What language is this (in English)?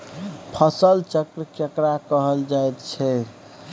Maithili